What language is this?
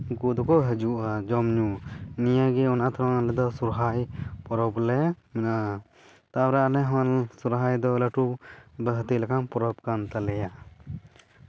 Santali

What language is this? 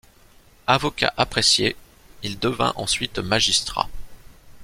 French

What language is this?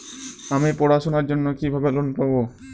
Bangla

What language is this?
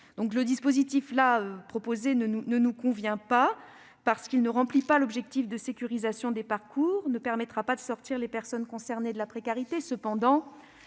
French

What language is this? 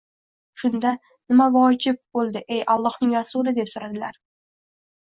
Uzbek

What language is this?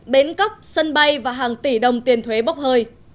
Vietnamese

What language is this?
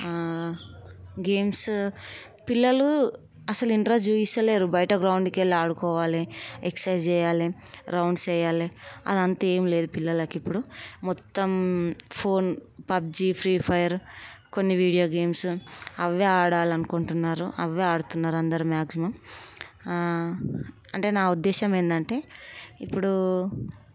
Telugu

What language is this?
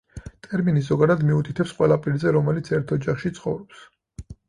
Georgian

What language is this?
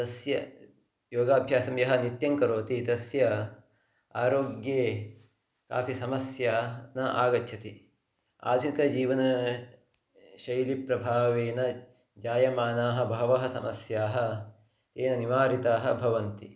Sanskrit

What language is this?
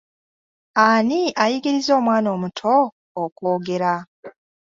Ganda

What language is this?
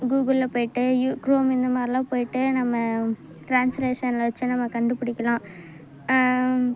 Tamil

